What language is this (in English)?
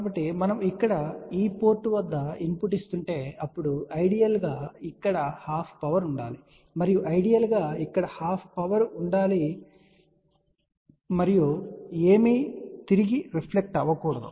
Telugu